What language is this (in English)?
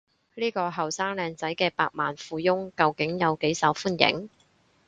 Cantonese